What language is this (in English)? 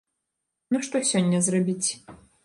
Belarusian